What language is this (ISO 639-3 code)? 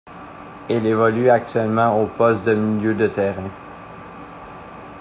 fra